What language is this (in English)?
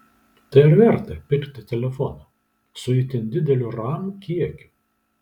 Lithuanian